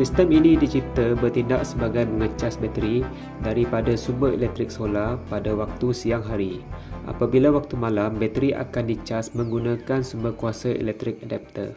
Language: Malay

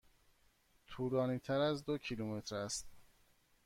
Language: Persian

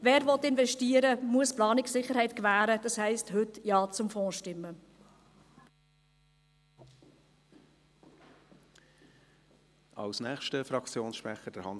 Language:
Swiss German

